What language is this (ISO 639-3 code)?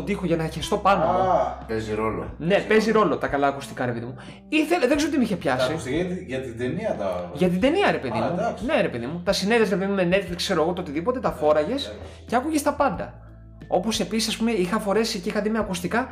ell